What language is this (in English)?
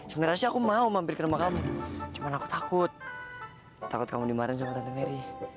Indonesian